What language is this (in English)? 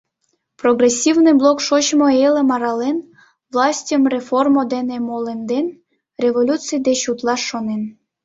Mari